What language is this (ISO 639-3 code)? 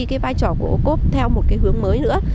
vie